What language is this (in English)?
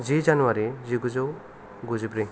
Bodo